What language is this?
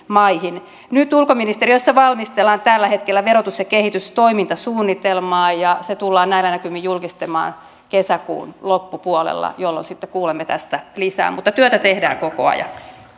Finnish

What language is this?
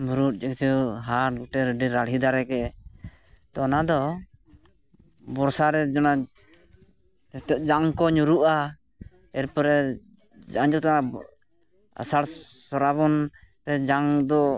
Santali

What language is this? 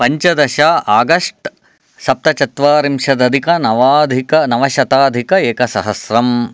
Sanskrit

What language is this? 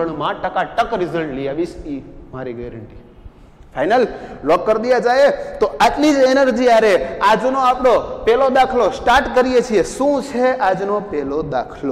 Hindi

